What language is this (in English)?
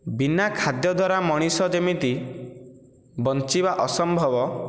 Odia